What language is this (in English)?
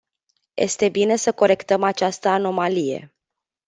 Romanian